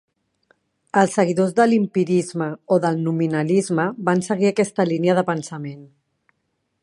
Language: Catalan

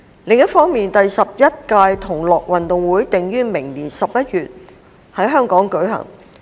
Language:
Cantonese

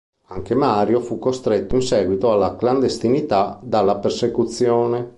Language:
Italian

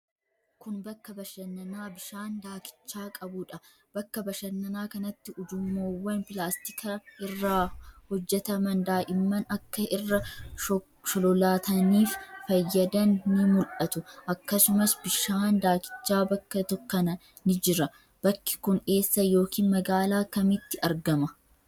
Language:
Oromo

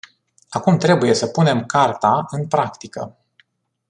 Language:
Romanian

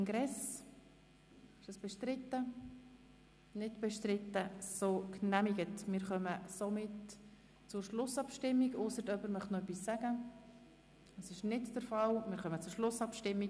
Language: Swiss German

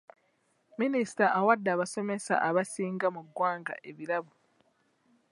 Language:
Ganda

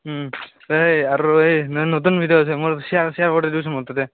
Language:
Assamese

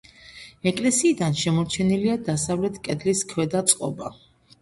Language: Georgian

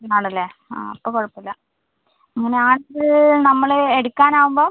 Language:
Malayalam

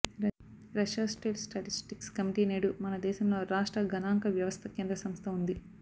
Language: Telugu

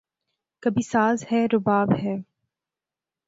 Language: Urdu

